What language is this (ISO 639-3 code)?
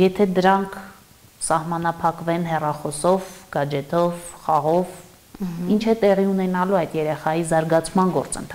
tur